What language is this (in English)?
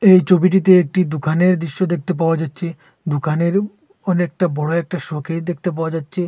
Bangla